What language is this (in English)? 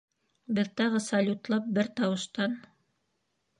Bashkir